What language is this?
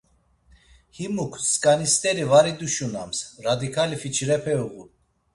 Laz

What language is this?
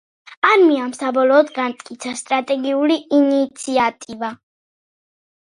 Georgian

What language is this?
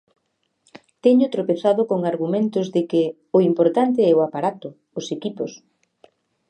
Galician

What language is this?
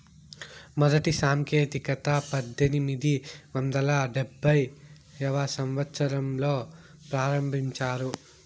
Telugu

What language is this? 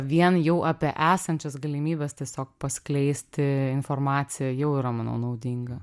Lithuanian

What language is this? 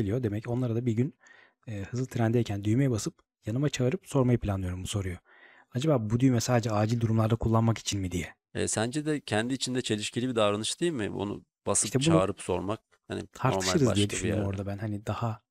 Turkish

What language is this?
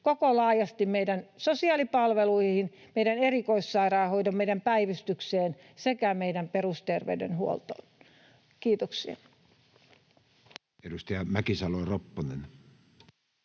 Finnish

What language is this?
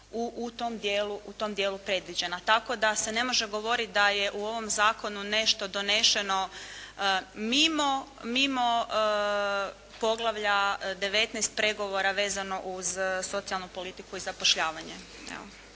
Croatian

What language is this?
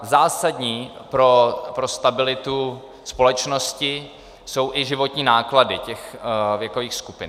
Czech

